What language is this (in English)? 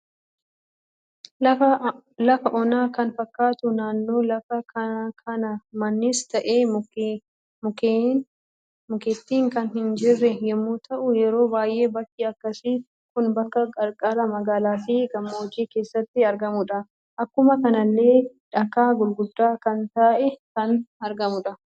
Oromo